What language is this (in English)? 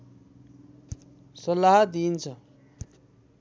Nepali